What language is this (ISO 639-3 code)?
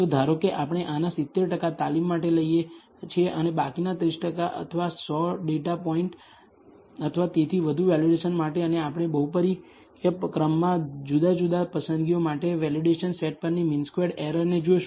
guj